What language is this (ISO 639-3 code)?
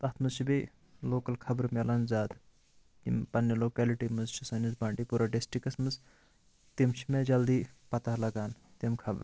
kas